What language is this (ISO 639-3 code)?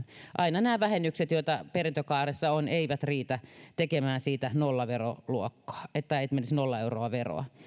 fin